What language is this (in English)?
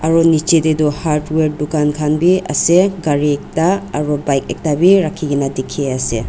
Naga Pidgin